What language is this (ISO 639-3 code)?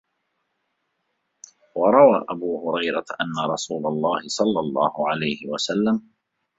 ara